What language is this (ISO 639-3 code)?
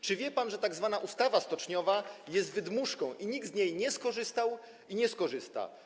pol